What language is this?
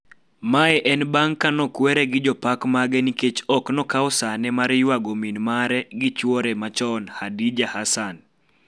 Luo (Kenya and Tanzania)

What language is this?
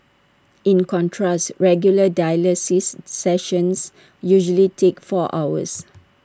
English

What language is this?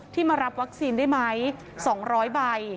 Thai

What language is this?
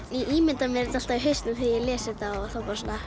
Icelandic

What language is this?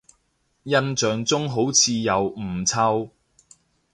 Cantonese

